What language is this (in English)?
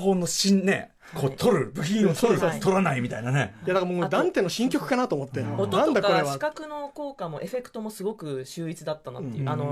Japanese